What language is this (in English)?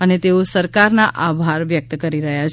Gujarati